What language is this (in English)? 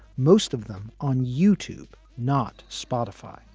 English